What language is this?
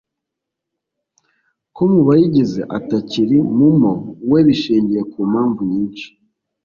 Kinyarwanda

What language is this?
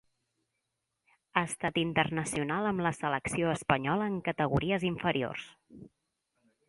Catalan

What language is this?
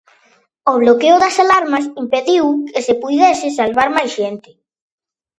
Galician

